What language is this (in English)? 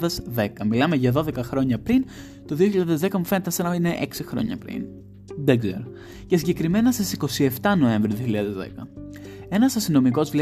Greek